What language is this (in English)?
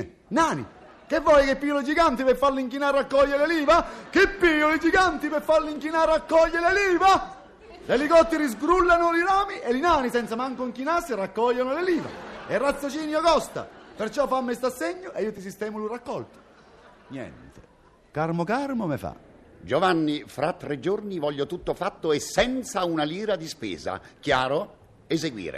Italian